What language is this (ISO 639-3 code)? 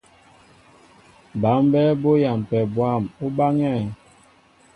mbo